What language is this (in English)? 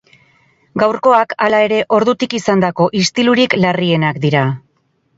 Basque